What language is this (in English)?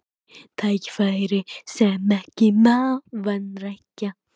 Icelandic